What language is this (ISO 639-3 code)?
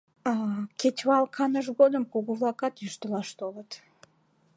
chm